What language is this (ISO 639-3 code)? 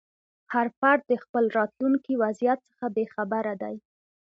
pus